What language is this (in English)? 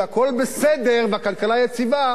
Hebrew